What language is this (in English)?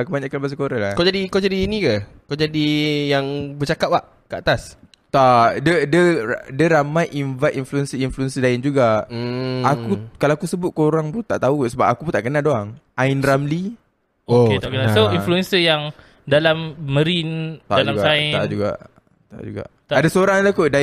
Malay